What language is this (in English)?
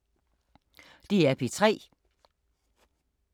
Danish